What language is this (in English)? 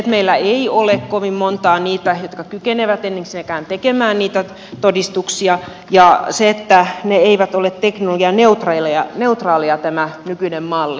Finnish